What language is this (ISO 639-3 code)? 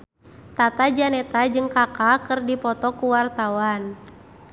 sun